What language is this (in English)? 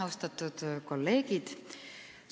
Estonian